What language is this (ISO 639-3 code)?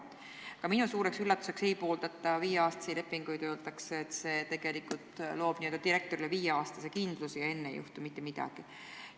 est